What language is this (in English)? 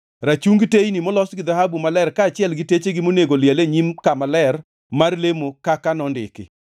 Luo (Kenya and Tanzania)